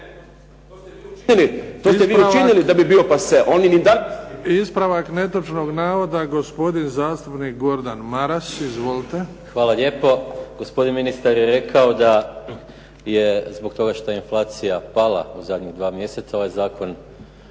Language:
Croatian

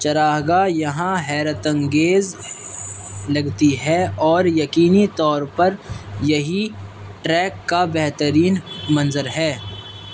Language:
Urdu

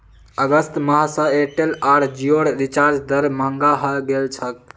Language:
Magahi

